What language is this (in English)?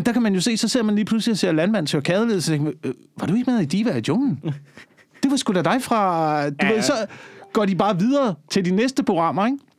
Danish